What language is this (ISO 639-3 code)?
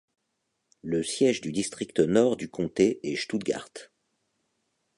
fra